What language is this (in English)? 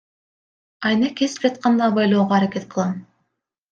Kyrgyz